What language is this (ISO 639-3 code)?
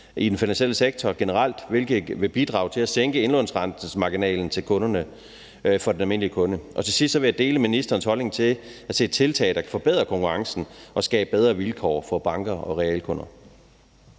dan